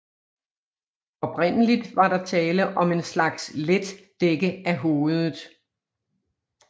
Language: Danish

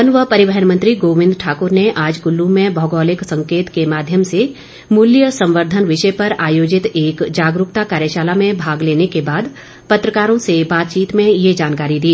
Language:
Hindi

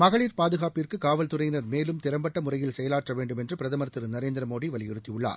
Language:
Tamil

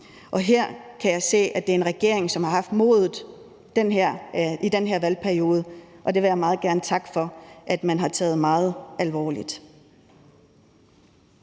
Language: Danish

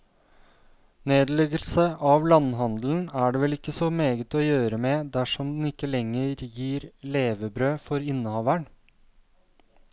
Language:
Norwegian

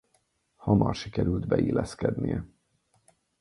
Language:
Hungarian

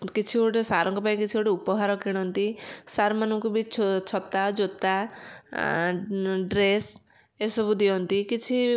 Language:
Odia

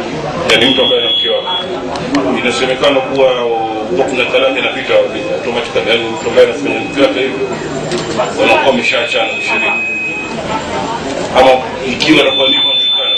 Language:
Swahili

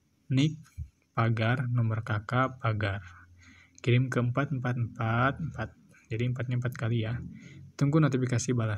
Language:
Indonesian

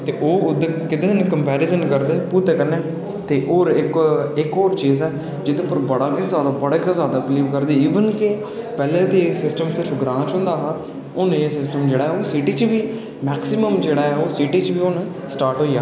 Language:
Dogri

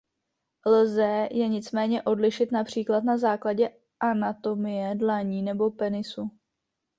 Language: Czech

